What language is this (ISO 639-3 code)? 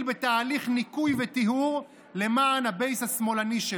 heb